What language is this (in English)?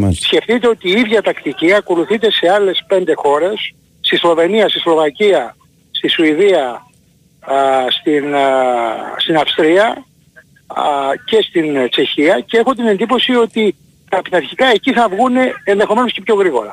Greek